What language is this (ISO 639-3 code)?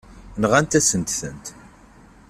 kab